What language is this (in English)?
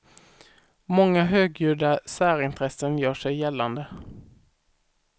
Swedish